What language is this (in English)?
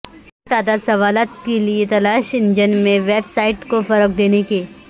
Urdu